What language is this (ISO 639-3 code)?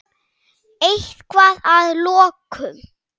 isl